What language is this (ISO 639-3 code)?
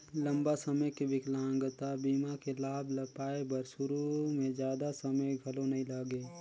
hne